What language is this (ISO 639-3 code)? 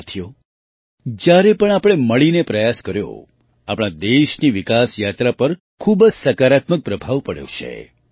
guj